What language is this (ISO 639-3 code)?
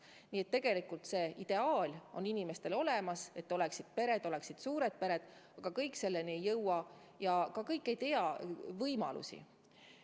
est